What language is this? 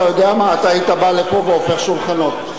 Hebrew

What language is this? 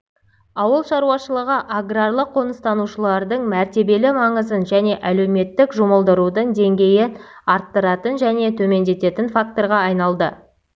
Kazakh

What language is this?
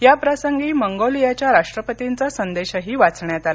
Marathi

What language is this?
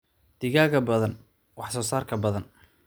Somali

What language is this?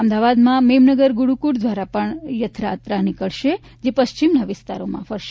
Gujarati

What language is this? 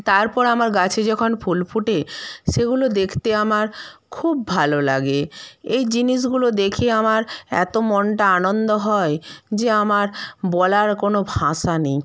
Bangla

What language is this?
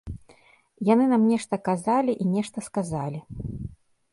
Belarusian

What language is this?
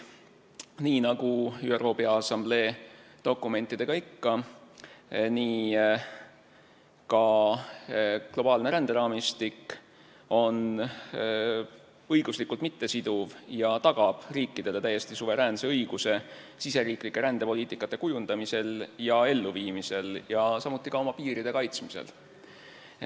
Estonian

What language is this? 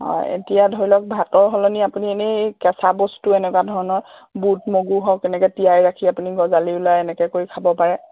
Assamese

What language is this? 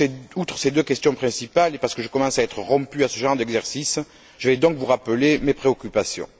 French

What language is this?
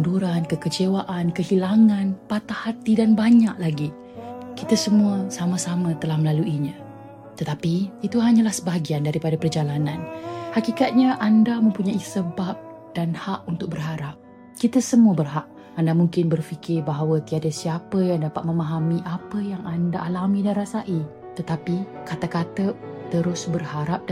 Malay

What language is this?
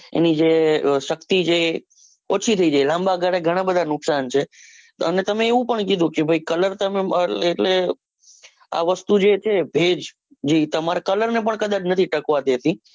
Gujarati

